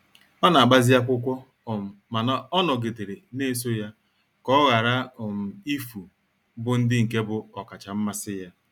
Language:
Igbo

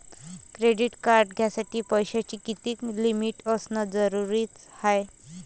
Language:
Marathi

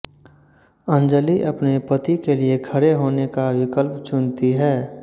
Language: Hindi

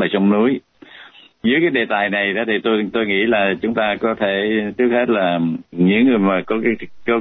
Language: Vietnamese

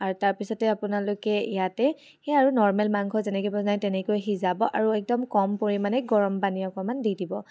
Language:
Assamese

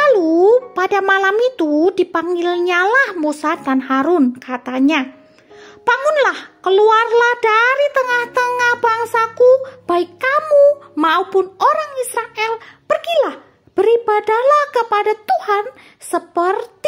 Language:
Indonesian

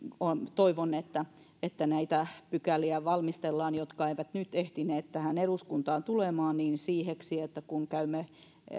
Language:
Finnish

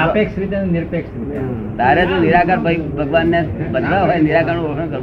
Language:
Gujarati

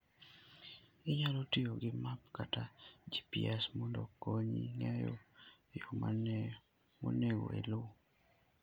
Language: Luo (Kenya and Tanzania)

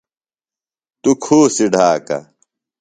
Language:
Phalura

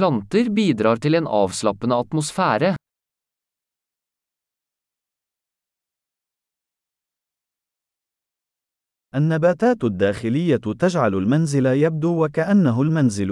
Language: Arabic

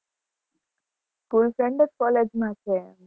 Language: Gujarati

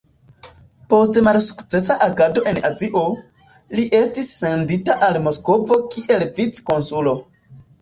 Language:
Esperanto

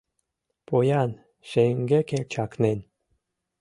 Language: Mari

